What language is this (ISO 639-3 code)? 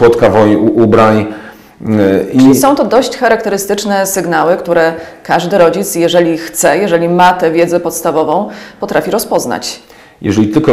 pol